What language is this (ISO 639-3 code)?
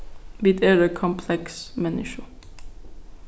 fao